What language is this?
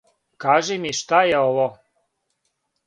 Serbian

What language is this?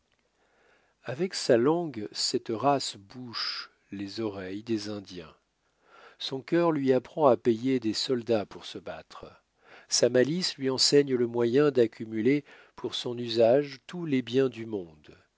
French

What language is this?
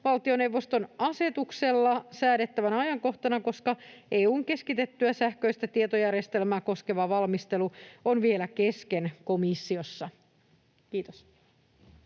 Finnish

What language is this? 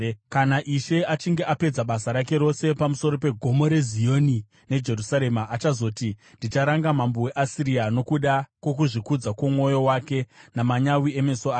Shona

